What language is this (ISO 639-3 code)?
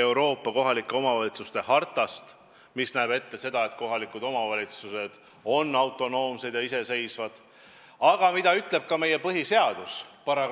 est